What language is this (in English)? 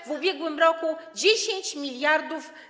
Polish